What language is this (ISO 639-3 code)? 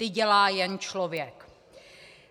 ces